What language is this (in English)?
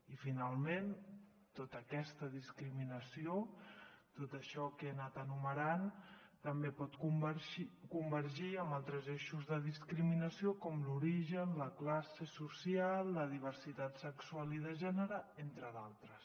Catalan